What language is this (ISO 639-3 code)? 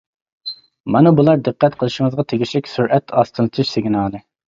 uig